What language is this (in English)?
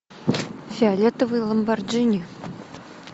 Russian